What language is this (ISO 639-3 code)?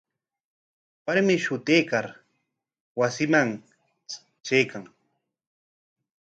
qwa